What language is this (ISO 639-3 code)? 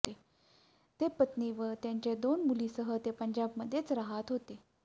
mar